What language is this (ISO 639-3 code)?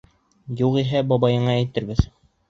bak